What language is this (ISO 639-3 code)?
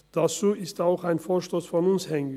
gsw